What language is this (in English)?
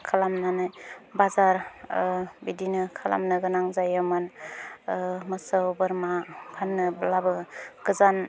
Bodo